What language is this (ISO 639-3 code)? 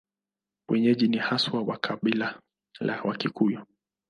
swa